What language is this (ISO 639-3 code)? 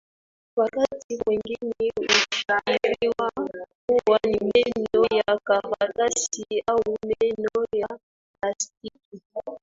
swa